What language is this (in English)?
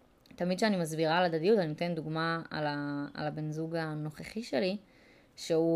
Hebrew